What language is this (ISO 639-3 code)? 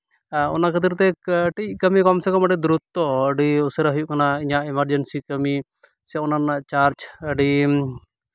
sat